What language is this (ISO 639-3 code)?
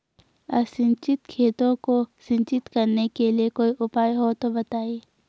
hin